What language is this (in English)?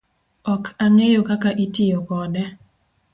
Luo (Kenya and Tanzania)